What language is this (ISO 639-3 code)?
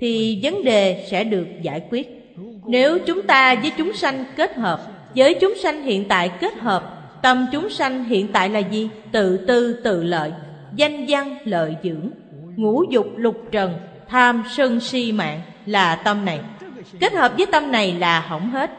vie